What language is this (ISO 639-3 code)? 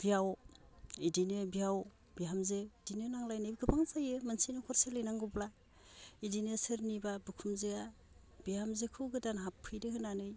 brx